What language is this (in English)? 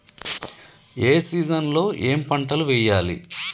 Telugu